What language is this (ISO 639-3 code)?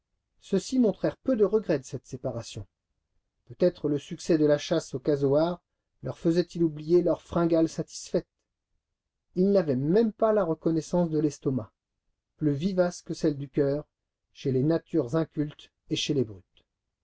fra